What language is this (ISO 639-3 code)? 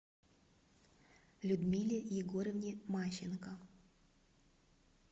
rus